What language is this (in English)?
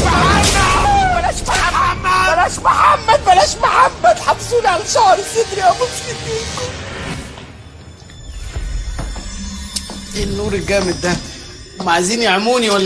Arabic